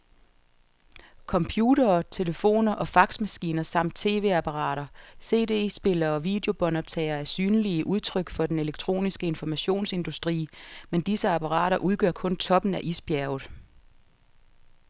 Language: Danish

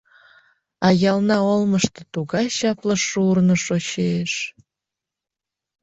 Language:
Mari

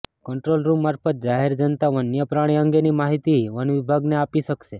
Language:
Gujarati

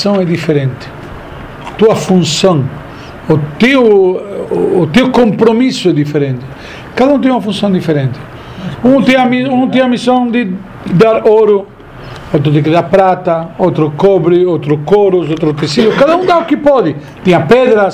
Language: Portuguese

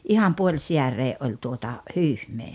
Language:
Finnish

